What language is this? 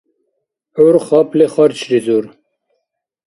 Dargwa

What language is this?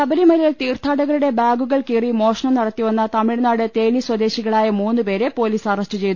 Malayalam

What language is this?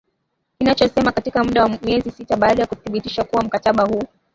Swahili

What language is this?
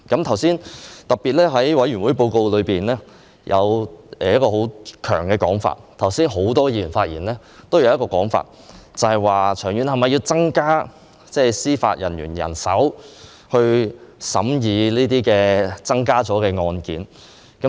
Cantonese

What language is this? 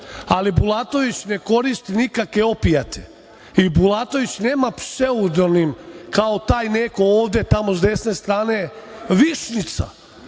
Serbian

